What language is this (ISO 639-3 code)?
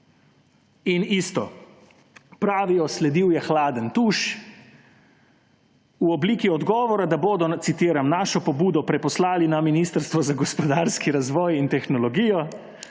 slv